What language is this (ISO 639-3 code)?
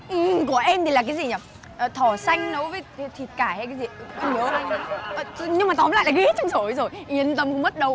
vie